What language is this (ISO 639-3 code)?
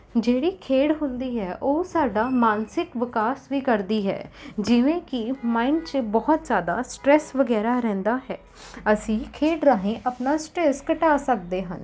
pan